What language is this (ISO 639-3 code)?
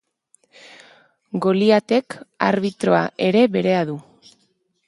eus